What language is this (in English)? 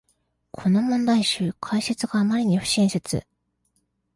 Japanese